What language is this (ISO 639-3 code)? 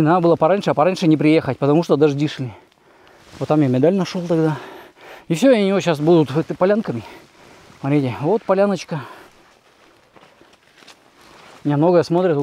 rus